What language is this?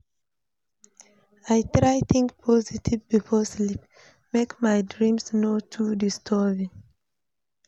Nigerian Pidgin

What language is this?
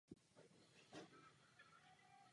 Czech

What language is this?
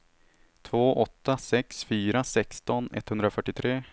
Swedish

